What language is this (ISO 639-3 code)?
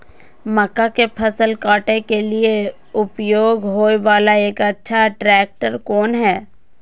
mai